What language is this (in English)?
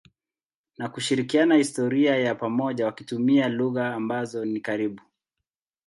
Swahili